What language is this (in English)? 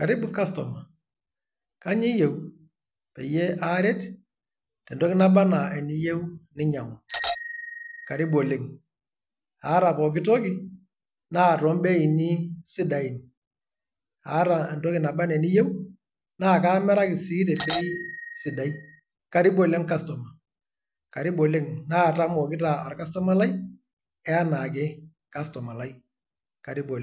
Masai